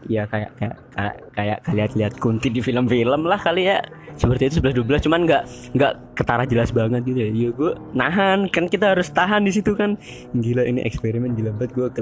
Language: Indonesian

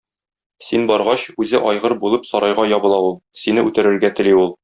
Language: Tatar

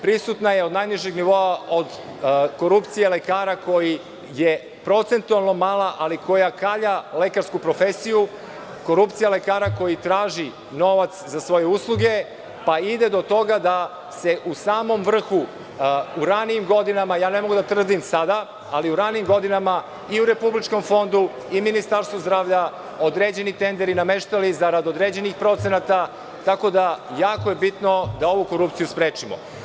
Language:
Serbian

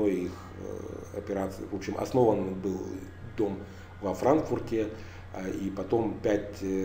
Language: Russian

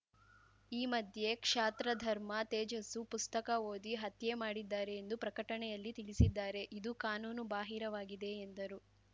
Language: Kannada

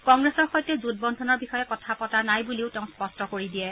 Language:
Assamese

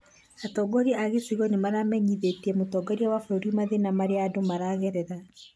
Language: Kikuyu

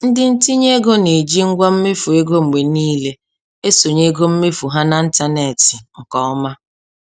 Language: Igbo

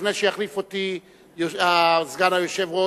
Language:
Hebrew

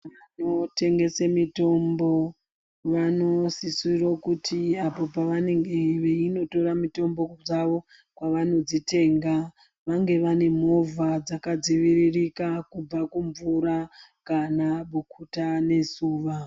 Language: Ndau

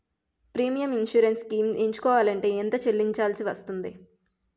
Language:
Telugu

